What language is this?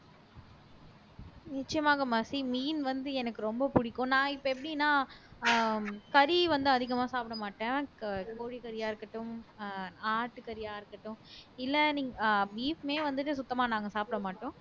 Tamil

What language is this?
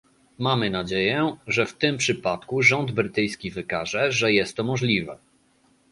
Polish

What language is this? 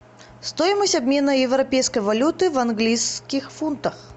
Russian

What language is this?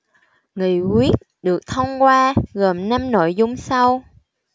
Vietnamese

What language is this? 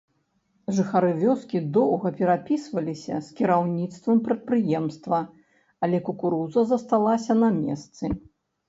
Belarusian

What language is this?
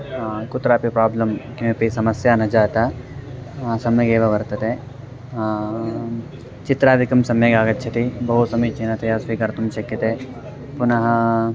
Sanskrit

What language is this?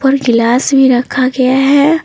Hindi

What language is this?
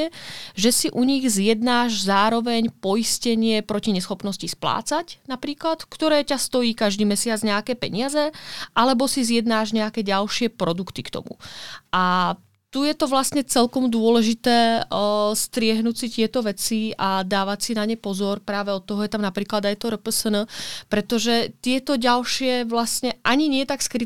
Czech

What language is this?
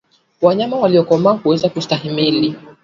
Swahili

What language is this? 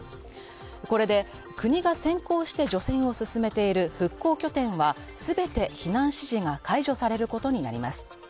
Japanese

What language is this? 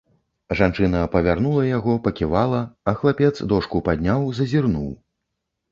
Belarusian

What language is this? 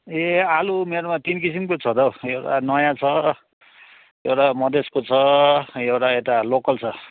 Nepali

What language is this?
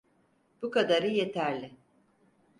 Turkish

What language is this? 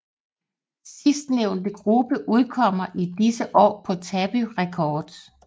Danish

